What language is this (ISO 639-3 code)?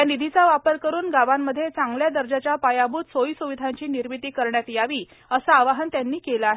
mar